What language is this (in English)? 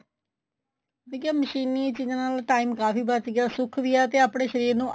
Punjabi